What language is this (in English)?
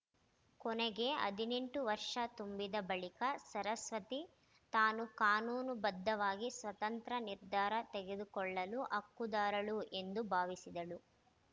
Kannada